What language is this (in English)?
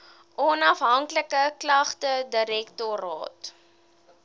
Afrikaans